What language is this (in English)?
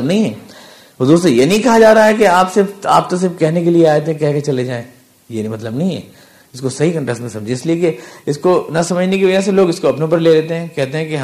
Urdu